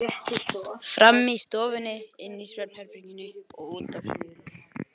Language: Icelandic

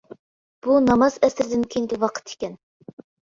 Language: Uyghur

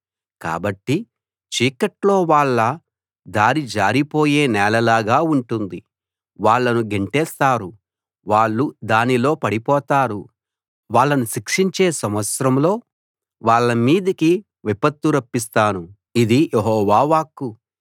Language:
Telugu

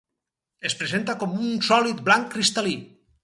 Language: Catalan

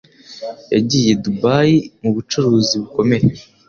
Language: Kinyarwanda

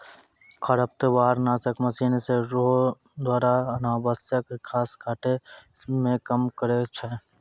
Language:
Maithili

